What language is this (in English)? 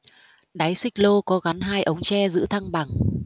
Vietnamese